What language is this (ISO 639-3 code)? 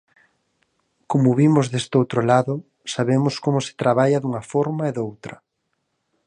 glg